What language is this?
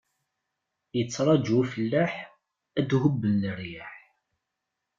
Kabyle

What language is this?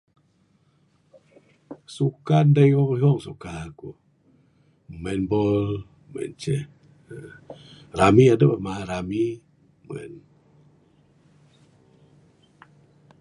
Bukar-Sadung Bidayuh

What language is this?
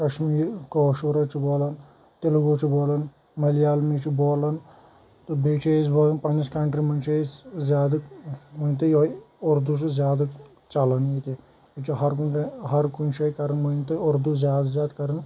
Kashmiri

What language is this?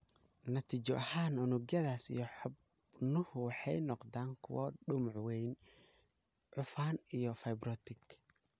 Somali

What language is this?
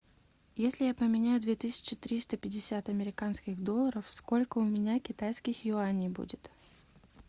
Russian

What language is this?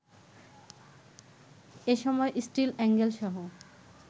Bangla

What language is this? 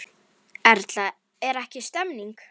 Icelandic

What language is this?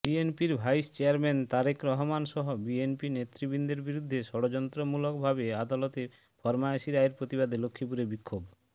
Bangla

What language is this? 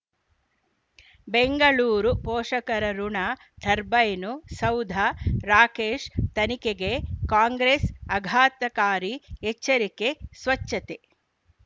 Kannada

